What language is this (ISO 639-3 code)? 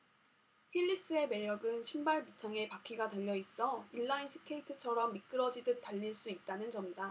kor